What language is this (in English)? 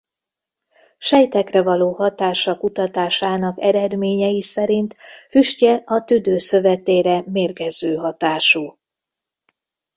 Hungarian